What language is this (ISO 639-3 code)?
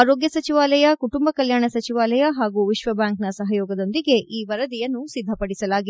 kan